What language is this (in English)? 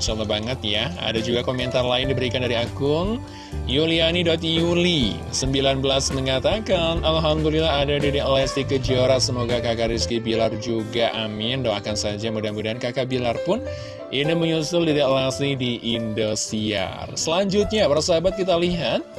Indonesian